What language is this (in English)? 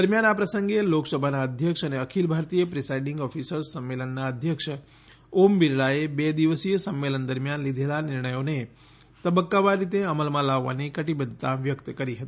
Gujarati